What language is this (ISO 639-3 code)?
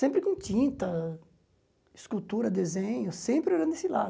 por